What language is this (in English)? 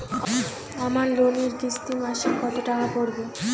Bangla